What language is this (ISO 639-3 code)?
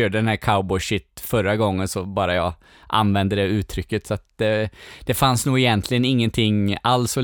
swe